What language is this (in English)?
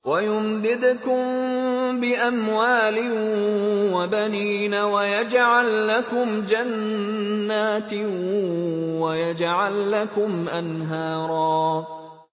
Arabic